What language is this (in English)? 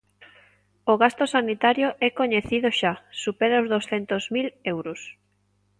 Galician